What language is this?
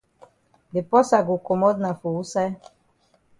Cameroon Pidgin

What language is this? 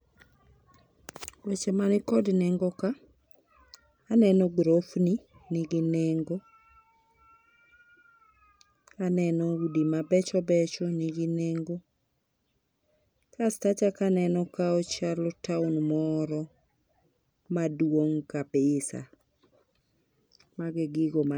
Luo (Kenya and Tanzania)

